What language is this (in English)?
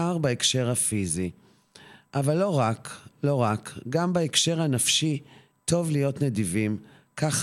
Hebrew